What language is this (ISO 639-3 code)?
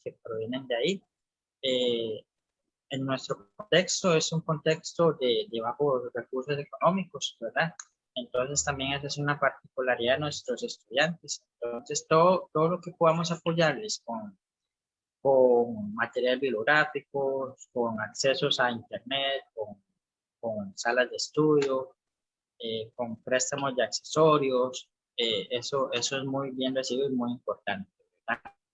spa